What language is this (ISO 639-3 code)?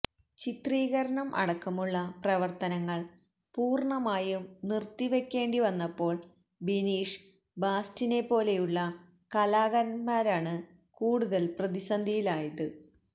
mal